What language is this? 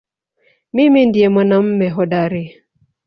Swahili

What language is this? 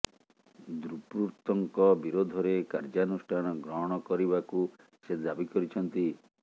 Odia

